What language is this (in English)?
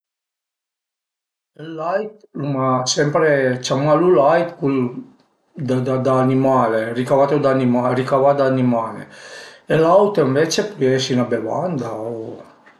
Piedmontese